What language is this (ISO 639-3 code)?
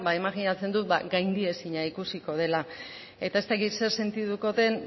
eus